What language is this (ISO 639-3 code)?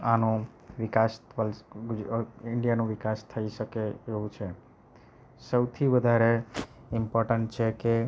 guj